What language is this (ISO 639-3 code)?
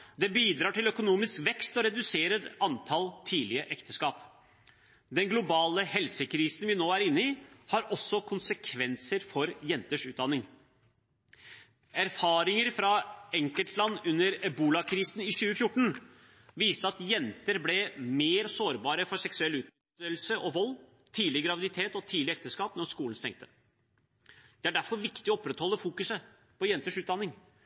nob